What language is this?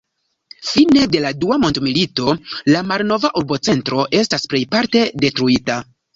Esperanto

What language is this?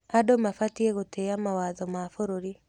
Kikuyu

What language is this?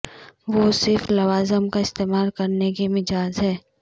Urdu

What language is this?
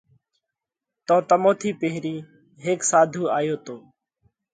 Parkari Koli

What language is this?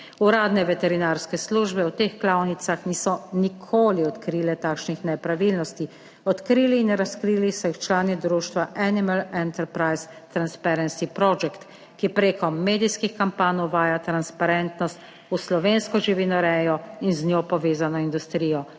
Slovenian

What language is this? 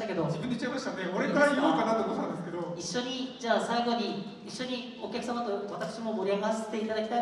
Japanese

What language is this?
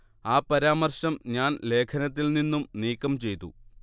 Malayalam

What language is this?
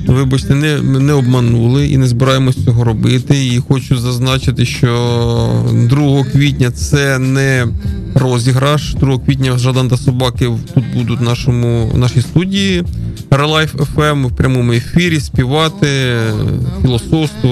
Ukrainian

